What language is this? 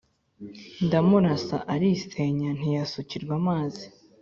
Kinyarwanda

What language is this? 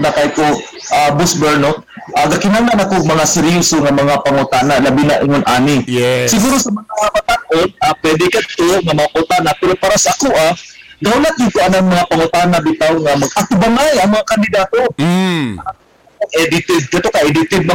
Filipino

